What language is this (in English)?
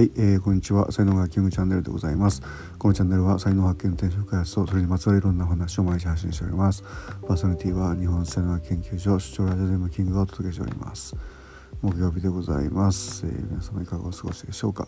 Japanese